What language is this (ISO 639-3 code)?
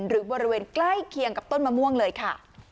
tha